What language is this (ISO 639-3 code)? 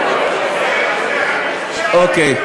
heb